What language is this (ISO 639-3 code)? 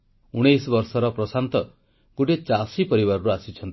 ori